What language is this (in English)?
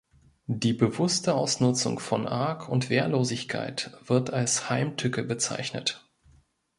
German